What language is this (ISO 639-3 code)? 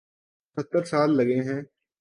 urd